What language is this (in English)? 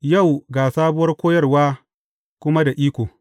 Hausa